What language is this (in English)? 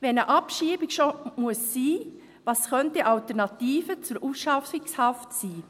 Swiss German